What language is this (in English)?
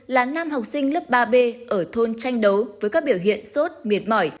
Vietnamese